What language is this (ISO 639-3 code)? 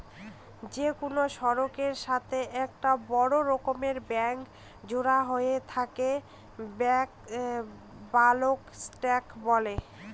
ben